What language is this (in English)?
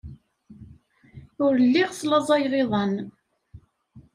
Kabyle